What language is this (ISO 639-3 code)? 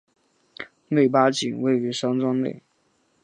zho